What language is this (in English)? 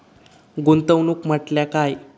Marathi